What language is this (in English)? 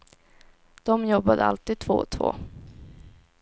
Swedish